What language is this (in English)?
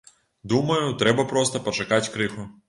Belarusian